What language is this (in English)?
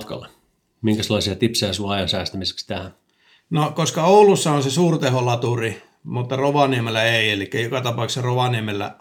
Finnish